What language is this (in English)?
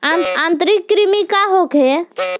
Bhojpuri